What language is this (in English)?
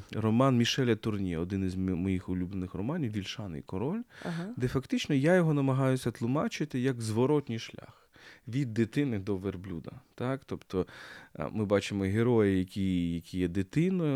Ukrainian